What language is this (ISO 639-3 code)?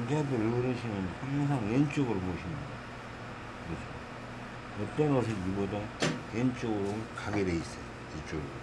kor